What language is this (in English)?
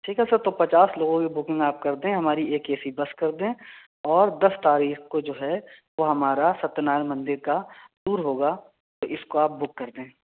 Urdu